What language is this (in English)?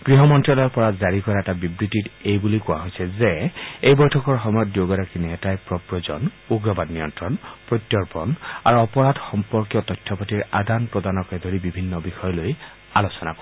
Assamese